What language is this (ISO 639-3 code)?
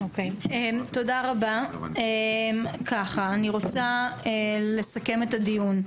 heb